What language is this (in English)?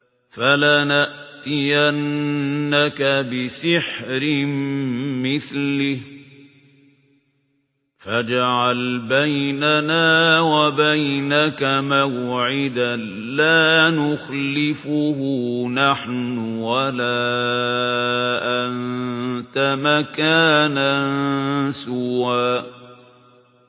Arabic